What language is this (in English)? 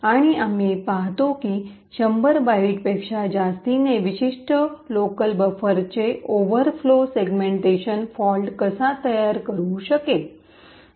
Marathi